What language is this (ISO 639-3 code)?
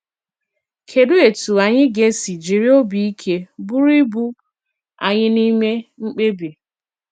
ibo